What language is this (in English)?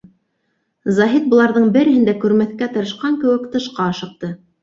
Bashkir